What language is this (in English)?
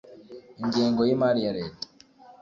Kinyarwanda